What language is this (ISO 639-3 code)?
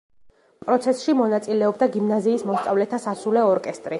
kat